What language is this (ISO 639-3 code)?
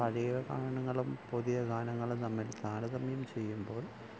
mal